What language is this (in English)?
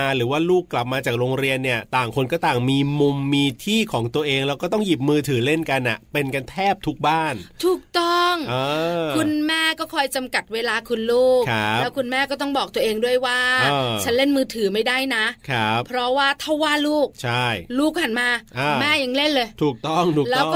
Thai